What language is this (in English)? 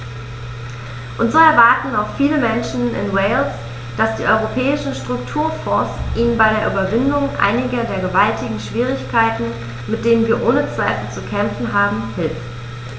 German